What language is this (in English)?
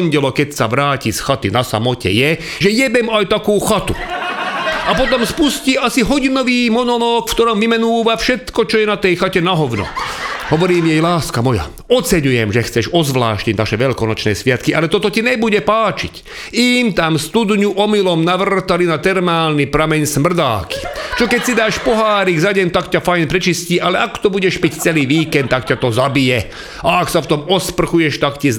Czech